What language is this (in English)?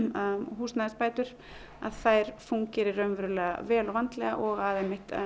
Icelandic